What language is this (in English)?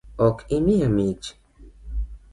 Luo (Kenya and Tanzania)